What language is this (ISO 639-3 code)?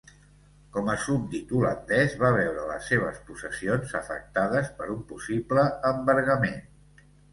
cat